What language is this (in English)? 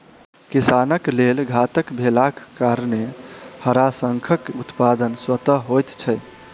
Maithili